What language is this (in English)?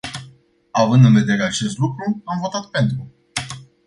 Romanian